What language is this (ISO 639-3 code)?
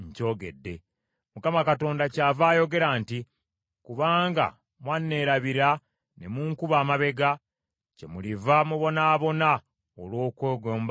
lug